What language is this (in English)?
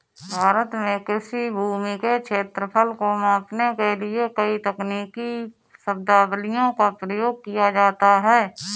Hindi